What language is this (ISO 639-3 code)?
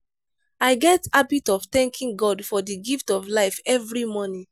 pcm